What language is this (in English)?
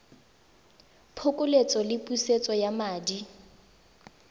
Tswana